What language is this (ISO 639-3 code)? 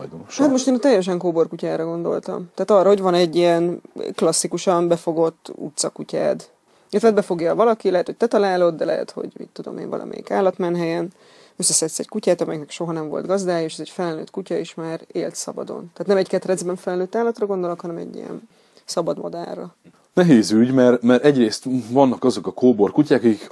hun